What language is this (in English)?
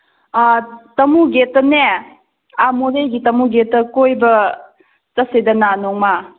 Manipuri